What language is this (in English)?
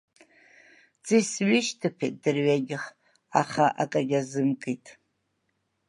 Abkhazian